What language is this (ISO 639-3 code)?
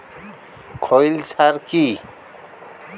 ben